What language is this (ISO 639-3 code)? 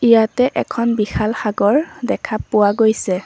asm